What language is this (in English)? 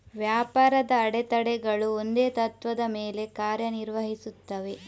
Kannada